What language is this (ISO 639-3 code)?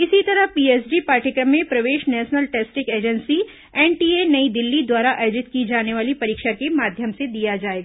hin